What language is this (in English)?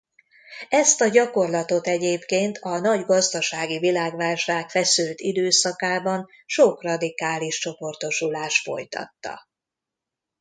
Hungarian